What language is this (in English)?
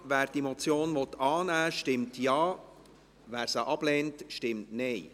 Swiss German